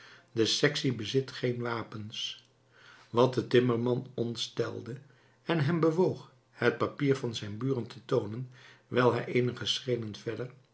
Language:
Dutch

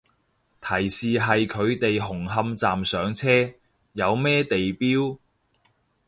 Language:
Cantonese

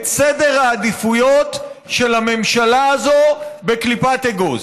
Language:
Hebrew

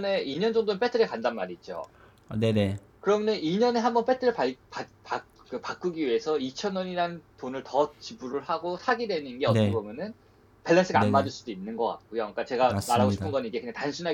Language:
Korean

